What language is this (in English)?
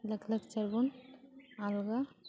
Santali